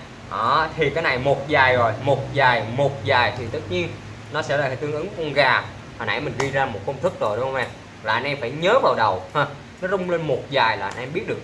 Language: Vietnamese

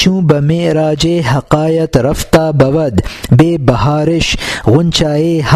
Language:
Urdu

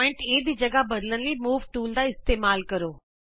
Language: Punjabi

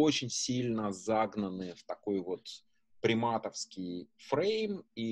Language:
Russian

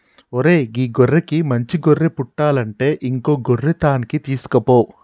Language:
Telugu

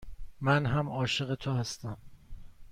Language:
Persian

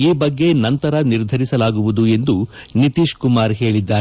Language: Kannada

